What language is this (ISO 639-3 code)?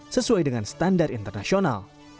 ind